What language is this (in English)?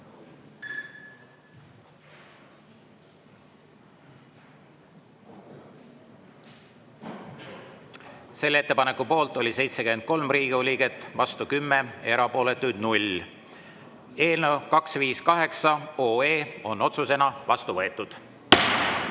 Estonian